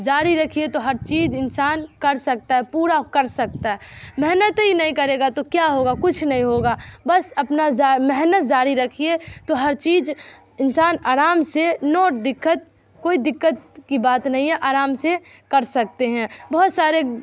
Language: Urdu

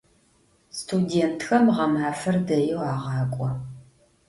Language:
Adyghe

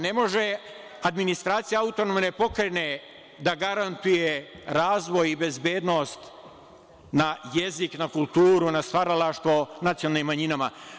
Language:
Serbian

